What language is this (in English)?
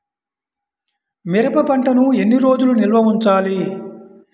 Telugu